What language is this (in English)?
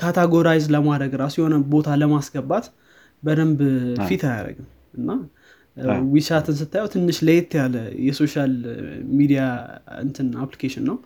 Amharic